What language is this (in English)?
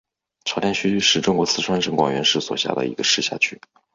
Chinese